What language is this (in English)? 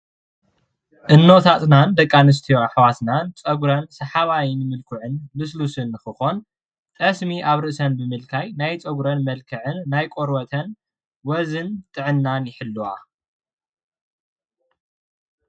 Tigrinya